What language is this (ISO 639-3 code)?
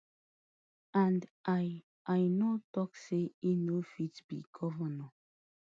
pcm